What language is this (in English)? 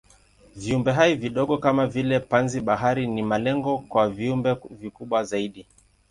Swahili